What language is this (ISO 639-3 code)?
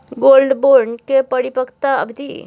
mai